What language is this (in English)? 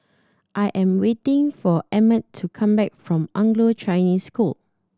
English